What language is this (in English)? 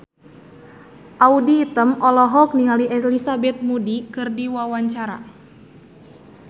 Sundanese